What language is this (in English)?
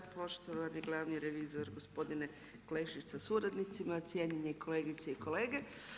Croatian